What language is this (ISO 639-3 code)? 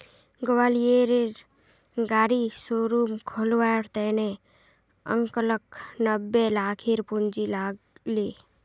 mag